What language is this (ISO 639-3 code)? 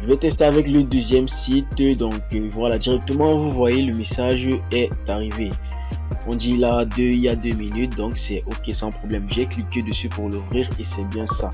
fra